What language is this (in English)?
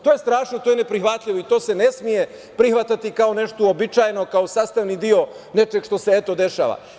Serbian